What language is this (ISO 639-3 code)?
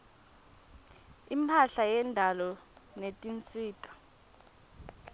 ssw